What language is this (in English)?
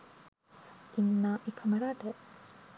Sinhala